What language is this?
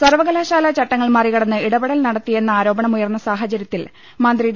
Malayalam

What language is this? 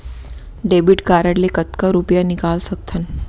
Chhattisgarhi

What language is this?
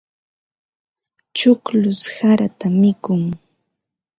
Ambo-Pasco Quechua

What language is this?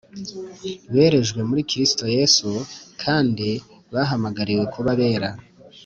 Kinyarwanda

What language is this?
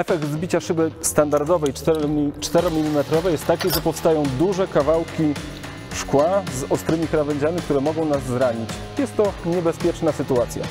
Polish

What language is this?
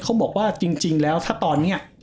Thai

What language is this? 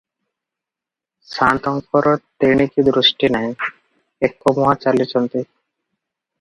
Odia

